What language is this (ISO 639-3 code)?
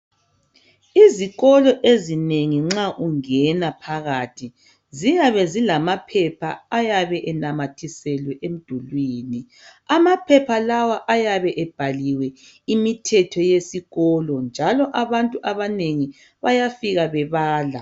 nde